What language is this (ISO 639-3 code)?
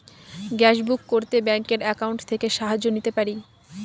ben